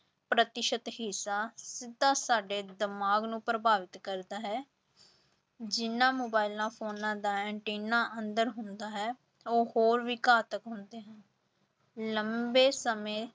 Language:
Punjabi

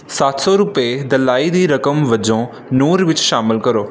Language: Punjabi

